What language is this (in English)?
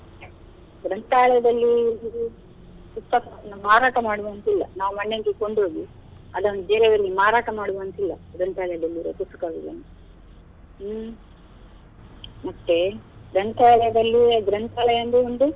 Kannada